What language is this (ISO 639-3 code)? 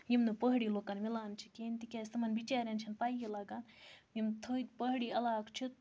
kas